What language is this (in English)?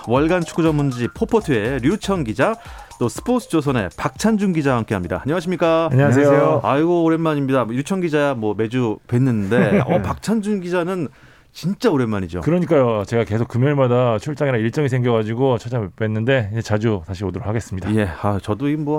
Korean